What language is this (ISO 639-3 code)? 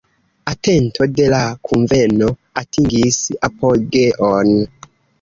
epo